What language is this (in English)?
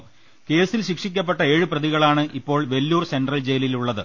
Malayalam